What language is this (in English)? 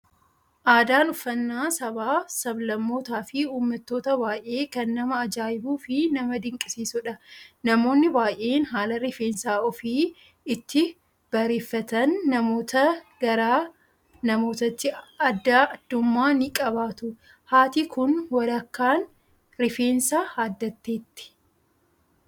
Oromo